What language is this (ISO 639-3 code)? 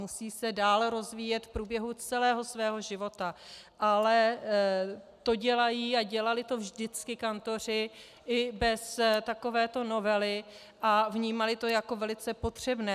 ces